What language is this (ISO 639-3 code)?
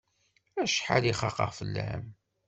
kab